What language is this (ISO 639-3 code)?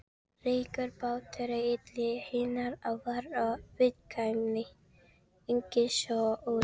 isl